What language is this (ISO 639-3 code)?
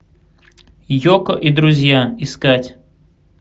rus